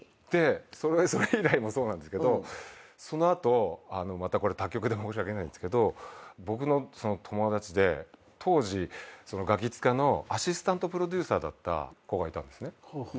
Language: Japanese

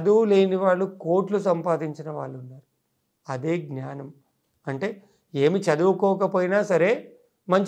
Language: Telugu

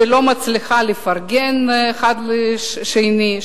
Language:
Hebrew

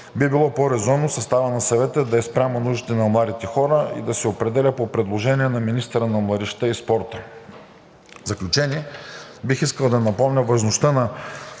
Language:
Bulgarian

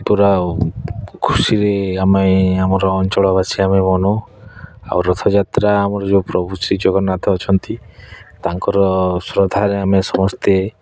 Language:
Odia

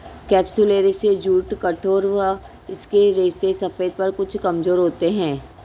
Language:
Hindi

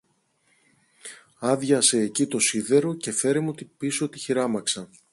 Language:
Greek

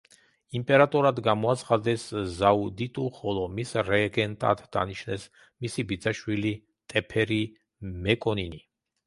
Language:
Georgian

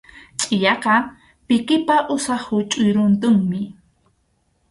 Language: Arequipa-La Unión Quechua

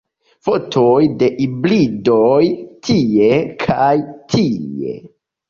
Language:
Esperanto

